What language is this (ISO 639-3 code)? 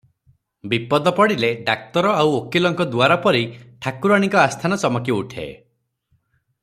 ori